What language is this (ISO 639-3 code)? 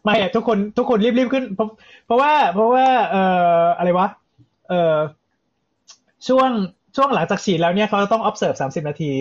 tha